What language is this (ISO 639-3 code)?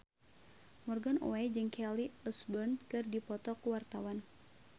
sun